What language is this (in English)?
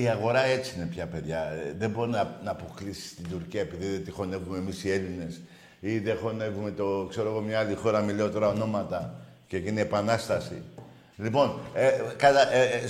Greek